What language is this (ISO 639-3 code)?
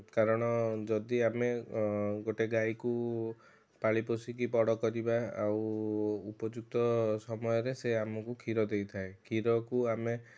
ori